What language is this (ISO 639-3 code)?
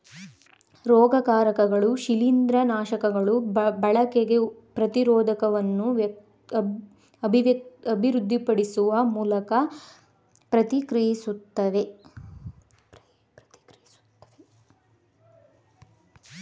kan